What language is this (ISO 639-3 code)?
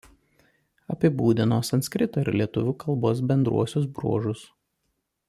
lit